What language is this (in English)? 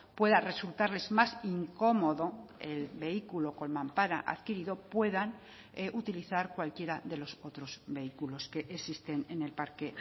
Spanish